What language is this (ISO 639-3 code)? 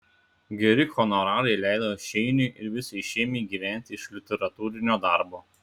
lit